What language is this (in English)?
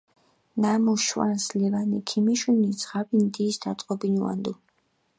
Mingrelian